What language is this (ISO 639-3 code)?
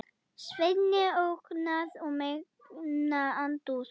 isl